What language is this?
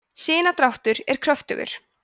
Icelandic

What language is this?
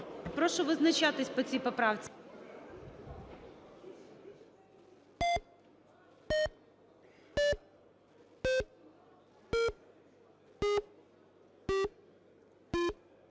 Ukrainian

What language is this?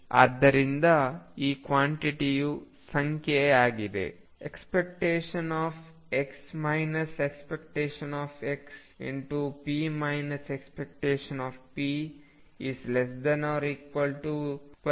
Kannada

